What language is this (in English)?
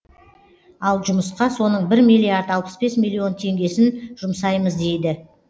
Kazakh